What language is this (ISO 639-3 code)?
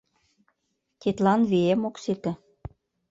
chm